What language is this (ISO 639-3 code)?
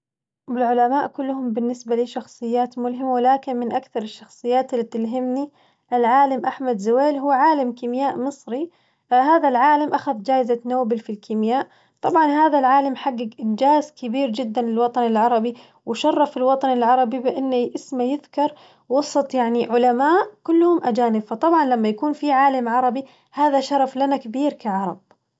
ars